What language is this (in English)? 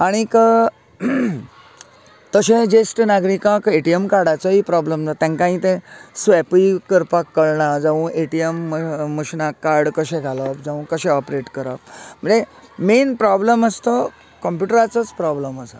Konkani